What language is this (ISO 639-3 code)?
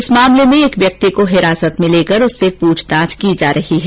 hin